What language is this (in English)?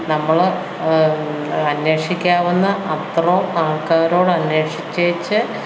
Malayalam